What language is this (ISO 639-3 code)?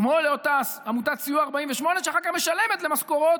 heb